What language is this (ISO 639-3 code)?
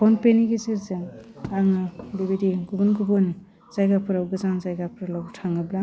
brx